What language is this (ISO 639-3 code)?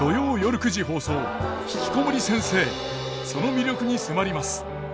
jpn